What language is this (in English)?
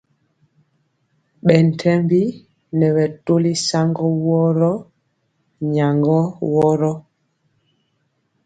Mpiemo